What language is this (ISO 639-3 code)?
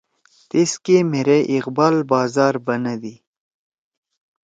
trw